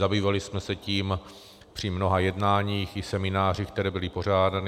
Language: Czech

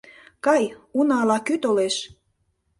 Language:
Mari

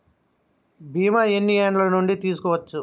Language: Telugu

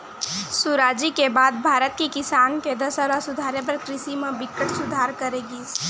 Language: Chhattisgarhi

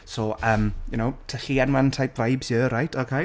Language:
Welsh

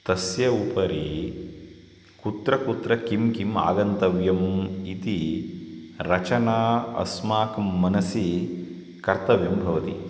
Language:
Sanskrit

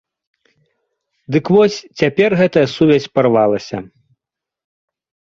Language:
Belarusian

